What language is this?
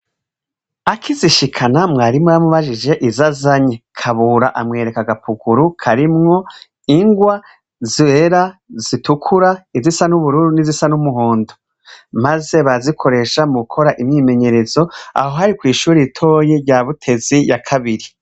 Rundi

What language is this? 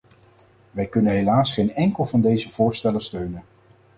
Dutch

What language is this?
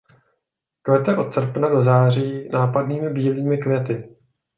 Czech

